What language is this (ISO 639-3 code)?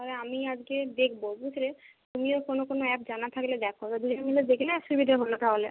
ben